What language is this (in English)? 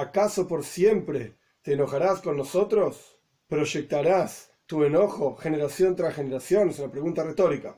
Spanish